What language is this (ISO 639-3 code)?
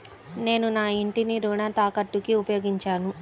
tel